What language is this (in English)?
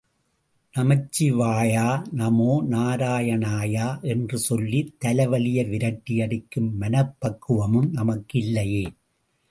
Tamil